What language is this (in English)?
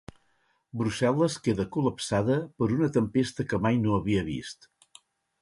Catalan